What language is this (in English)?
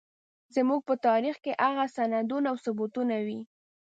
Pashto